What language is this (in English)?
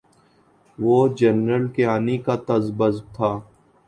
Urdu